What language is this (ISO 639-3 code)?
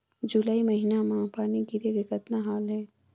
hne